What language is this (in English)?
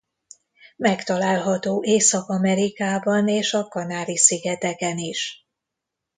Hungarian